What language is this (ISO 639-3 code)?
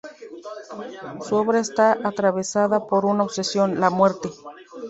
spa